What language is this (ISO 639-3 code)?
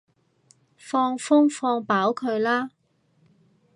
yue